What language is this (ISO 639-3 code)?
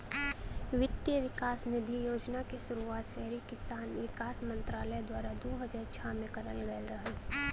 bho